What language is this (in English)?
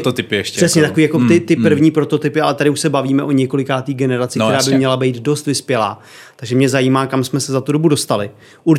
Czech